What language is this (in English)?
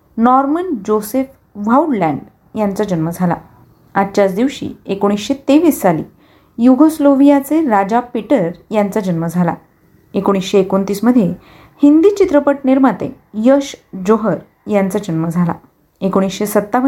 Marathi